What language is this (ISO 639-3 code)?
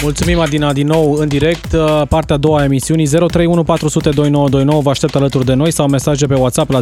ron